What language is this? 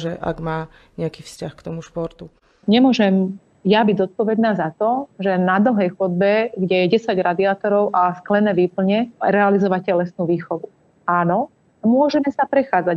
Slovak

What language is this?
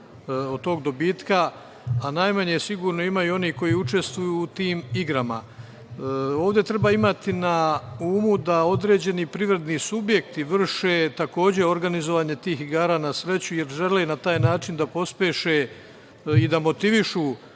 Serbian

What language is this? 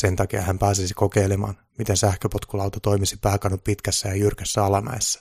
Finnish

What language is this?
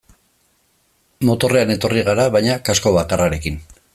Basque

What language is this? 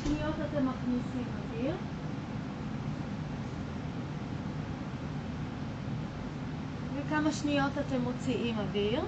Hebrew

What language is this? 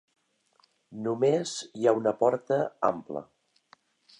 Catalan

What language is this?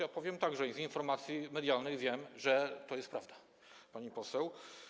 Polish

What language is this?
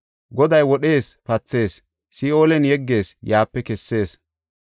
Gofa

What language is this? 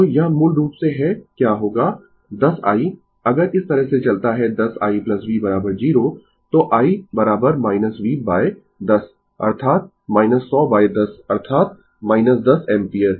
Hindi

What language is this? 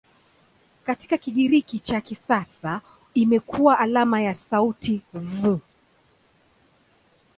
Swahili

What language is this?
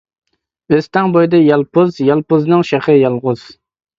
Uyghur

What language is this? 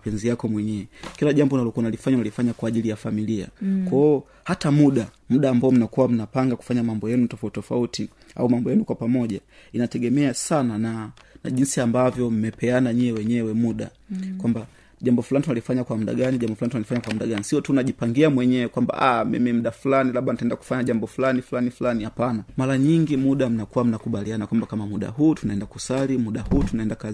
Swahili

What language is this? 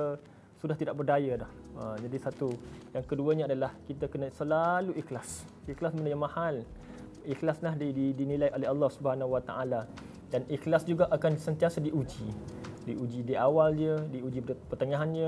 Malay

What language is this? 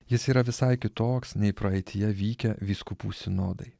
Lithuanian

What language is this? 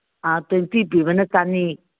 Manipuri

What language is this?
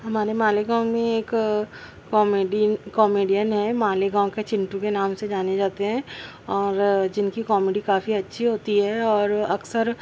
Urdu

